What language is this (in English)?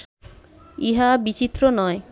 Bangla